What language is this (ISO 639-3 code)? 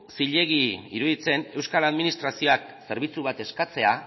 eus